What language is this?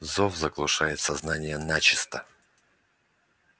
Russian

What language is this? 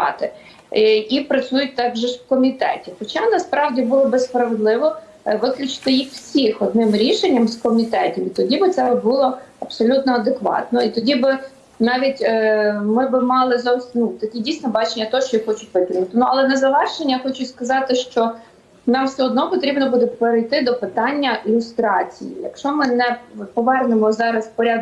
Ukrainian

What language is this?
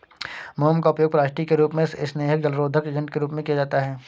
Hindi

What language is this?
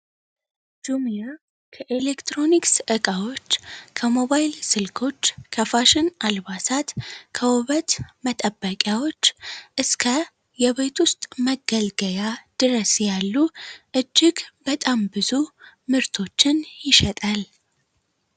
Amharic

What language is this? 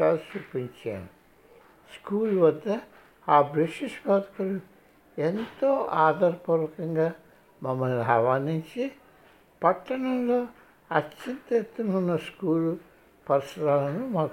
Telugu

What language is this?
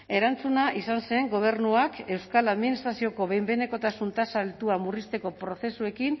Basque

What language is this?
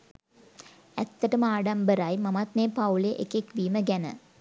Sinhala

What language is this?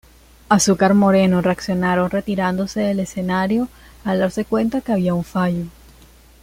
Spanish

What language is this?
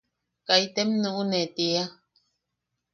Yaqui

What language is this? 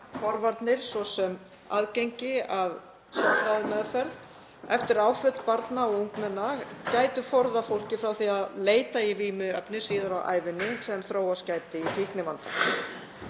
Icelandic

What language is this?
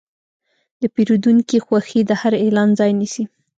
Pashto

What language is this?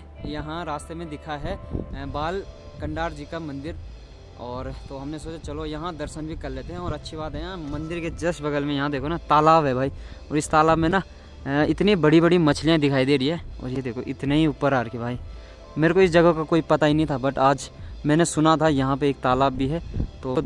Hindi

